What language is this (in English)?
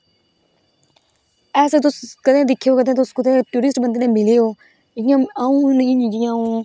Dogri